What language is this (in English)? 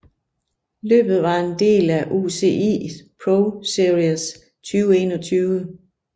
Danish